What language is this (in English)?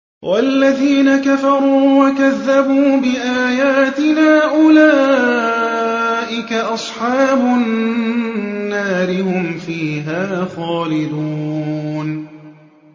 Arabic